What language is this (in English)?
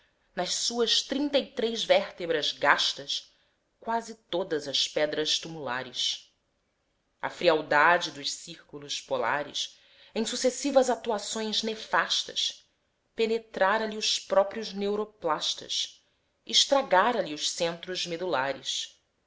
Portuguese